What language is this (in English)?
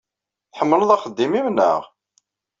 Kabyle